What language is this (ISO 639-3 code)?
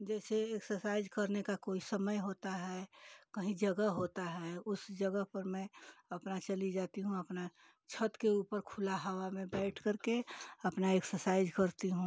hin